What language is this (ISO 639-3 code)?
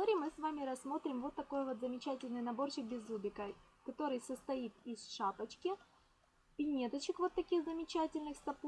rus